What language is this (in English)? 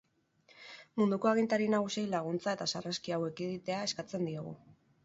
Basque